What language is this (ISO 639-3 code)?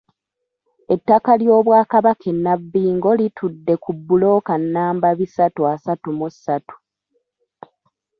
lug